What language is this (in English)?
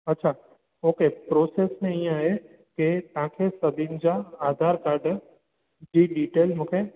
Sindhi